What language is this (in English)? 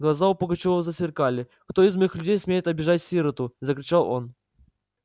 Russian